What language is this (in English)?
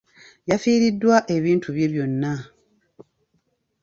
Ganda